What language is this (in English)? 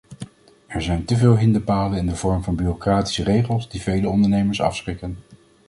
Dutch